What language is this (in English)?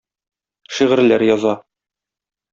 Tatar